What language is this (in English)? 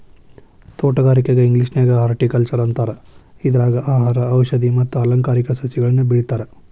Kannada